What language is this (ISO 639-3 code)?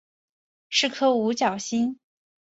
zho